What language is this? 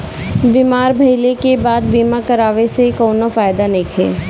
Bhojpuri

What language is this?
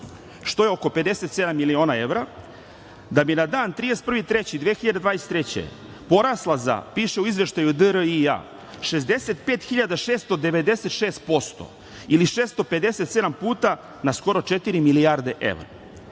Serbian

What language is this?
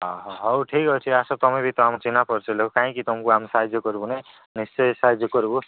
Odia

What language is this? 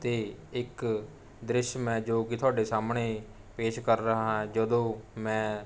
Punjabi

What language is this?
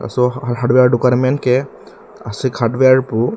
Karbi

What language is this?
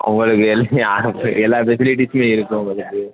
Tamil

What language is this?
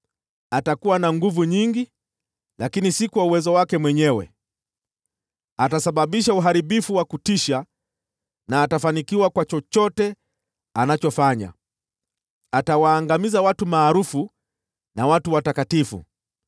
Swahili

